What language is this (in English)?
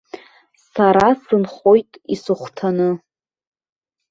Abkhazian